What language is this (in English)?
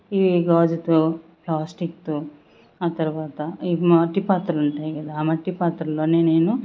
Telugu